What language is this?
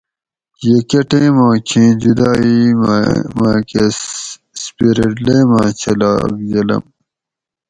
Gawri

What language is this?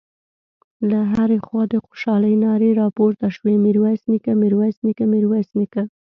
Pashto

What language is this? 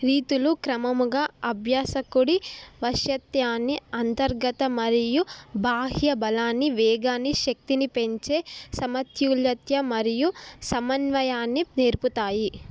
Telugu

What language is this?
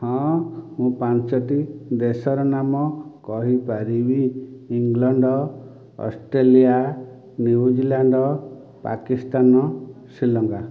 Odia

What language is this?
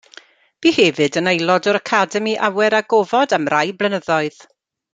Welsh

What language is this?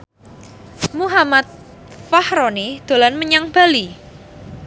Javanese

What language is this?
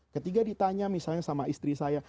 Indonesian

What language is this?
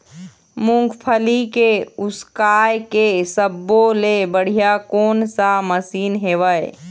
Chhattisgarhi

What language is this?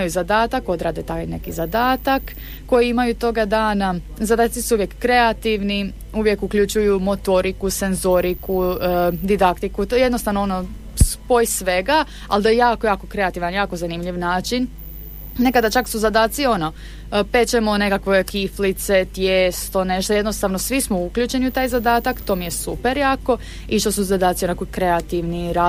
Croatian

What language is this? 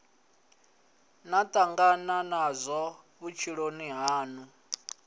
Venda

